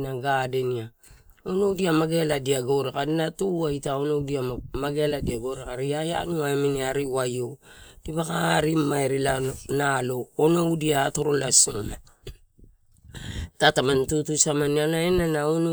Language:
Torau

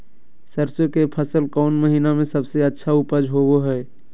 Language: Magahi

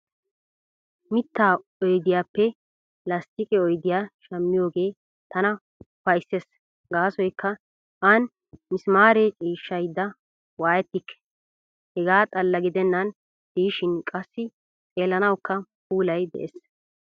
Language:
Wolaytta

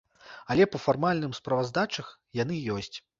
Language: Belarusian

